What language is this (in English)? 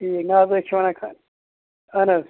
Kashmiri